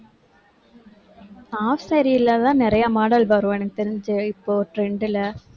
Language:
Tamil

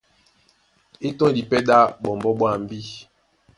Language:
Duala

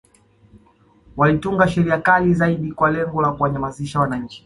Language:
Swahili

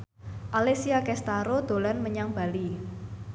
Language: Javanese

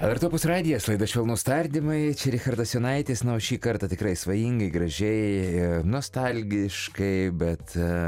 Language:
Lithuanian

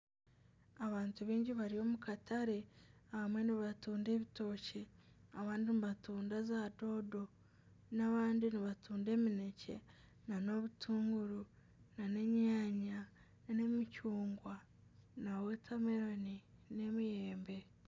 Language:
Nyankole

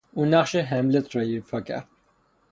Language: Persian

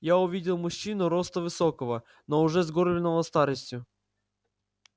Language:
Russian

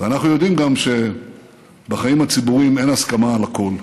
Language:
Hebrew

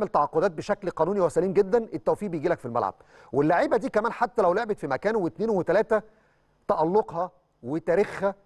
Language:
Arabic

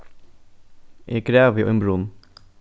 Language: Faroese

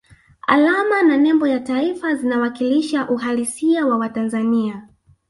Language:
Swahili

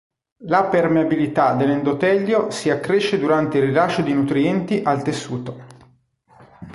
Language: Italian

